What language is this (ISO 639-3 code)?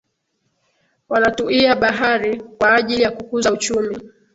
swa